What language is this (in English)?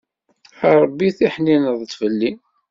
Kabyle